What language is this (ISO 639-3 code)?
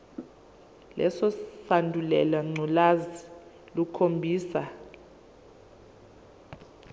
zul